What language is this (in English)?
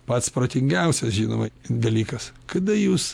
Lithuanian